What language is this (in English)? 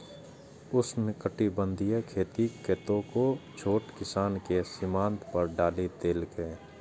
Maithili